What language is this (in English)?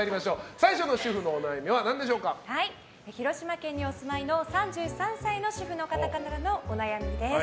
Japanese